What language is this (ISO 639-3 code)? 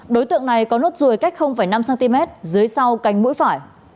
vie